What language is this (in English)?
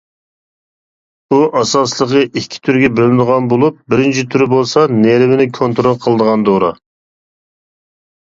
Uyghur